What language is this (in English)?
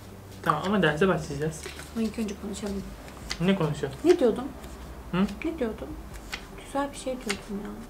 Turkish